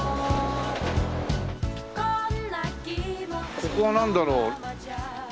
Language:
Japanese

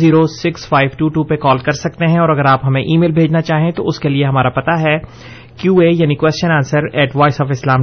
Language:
Urdu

